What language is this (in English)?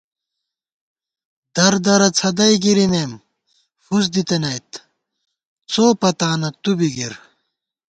Gawar-Bati